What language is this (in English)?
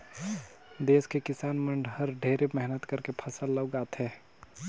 Chhattisgarhi